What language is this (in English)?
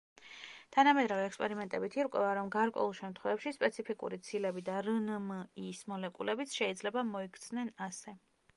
Georgian